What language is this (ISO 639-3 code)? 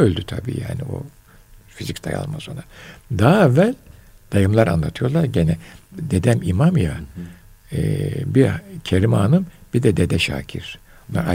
tur